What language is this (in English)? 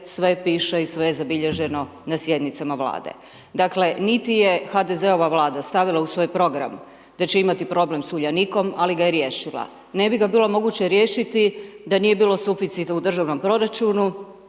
Croatian